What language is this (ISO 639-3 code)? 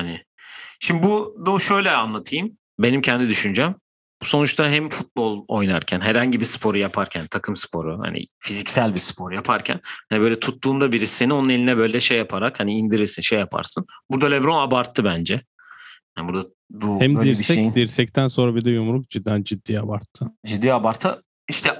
tur